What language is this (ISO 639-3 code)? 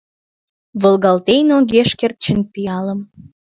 chm